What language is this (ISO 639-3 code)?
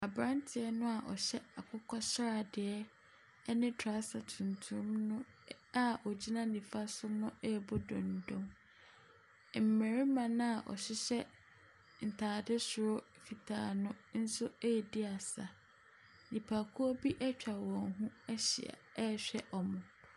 aka